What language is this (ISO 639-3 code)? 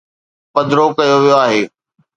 snd